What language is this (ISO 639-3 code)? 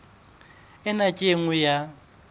sot